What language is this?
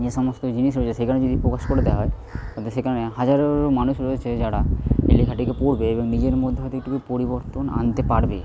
Bangla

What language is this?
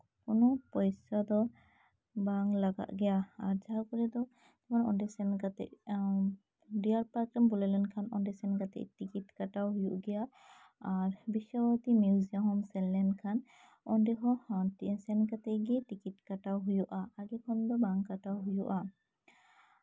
Santali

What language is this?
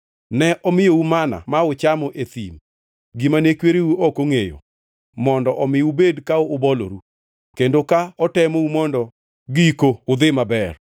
Luo (Kenya and Tanzania)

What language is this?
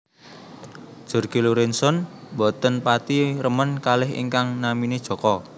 Javanese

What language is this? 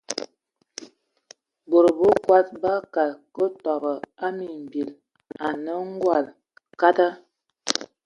Ewondo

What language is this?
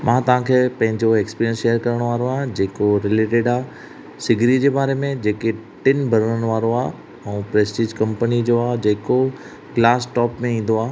Sindhi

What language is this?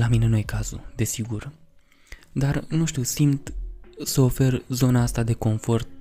Romanian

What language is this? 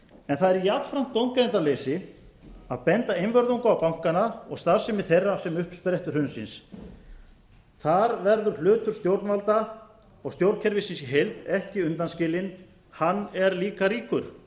Icelandic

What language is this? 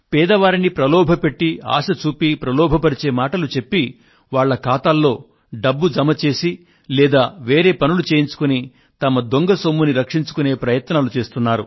Telugu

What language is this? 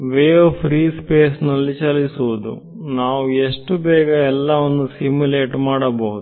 Kannada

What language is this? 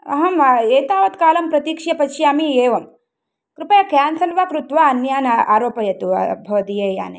Sanskrit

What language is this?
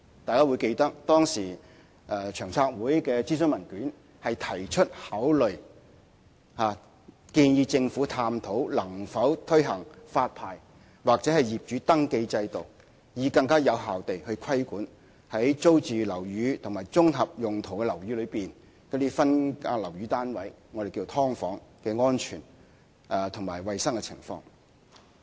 Cantonese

